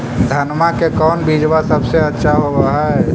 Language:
Magahi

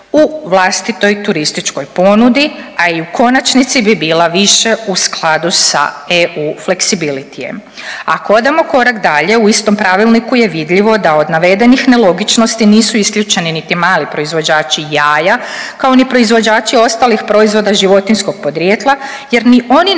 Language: Croatian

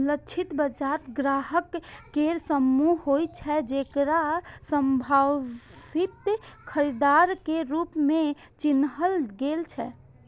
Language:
Maithili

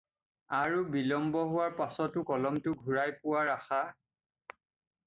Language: Assamese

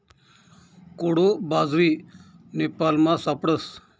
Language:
Marathi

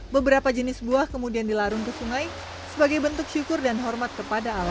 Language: Indonesian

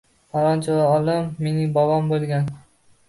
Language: Uzbek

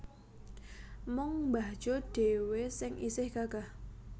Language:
Javanese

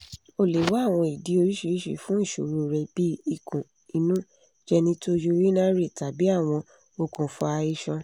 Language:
Yoruba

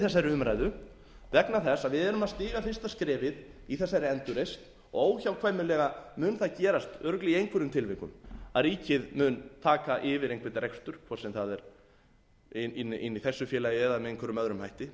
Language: Icelandic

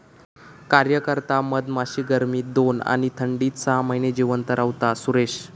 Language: Marathi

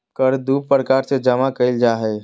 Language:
Magahi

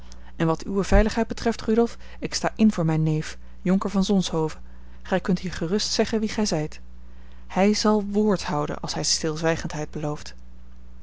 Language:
Dutch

